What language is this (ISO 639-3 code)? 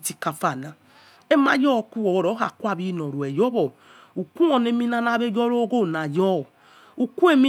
ets